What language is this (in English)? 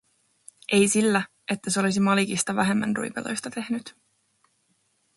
Finnish